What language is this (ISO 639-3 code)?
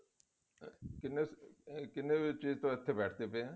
pan